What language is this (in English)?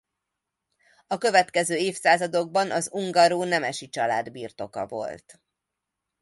Hungarian